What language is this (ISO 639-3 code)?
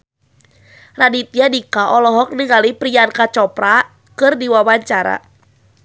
sun